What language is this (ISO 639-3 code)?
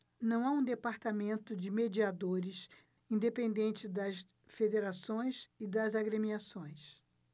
por